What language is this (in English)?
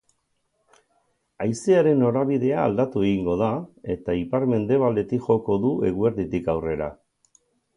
Basque